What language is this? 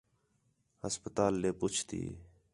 Khetrani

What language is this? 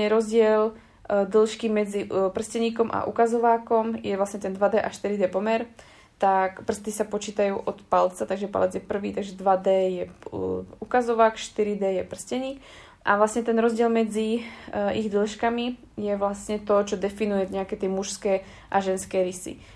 Slovak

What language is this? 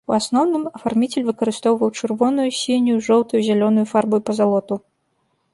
Belarusian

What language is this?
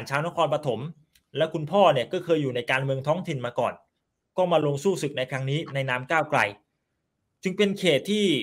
Thai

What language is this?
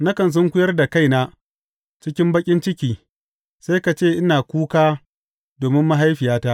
Hausa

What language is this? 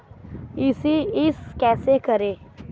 Hindi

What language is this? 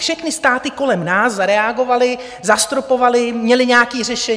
Czech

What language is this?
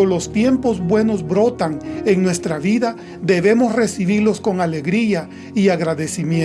Spanish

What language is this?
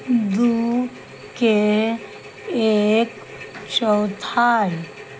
Maithili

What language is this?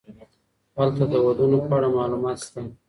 Pashto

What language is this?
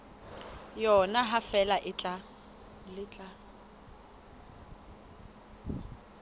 Southern Sotho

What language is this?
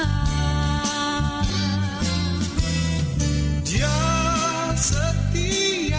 Indonesian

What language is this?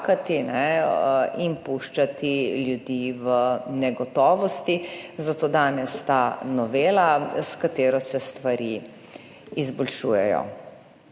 Slovenian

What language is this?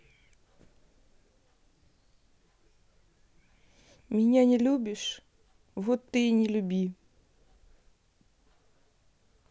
Russian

